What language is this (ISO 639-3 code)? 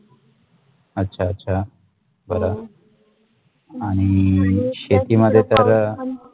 mar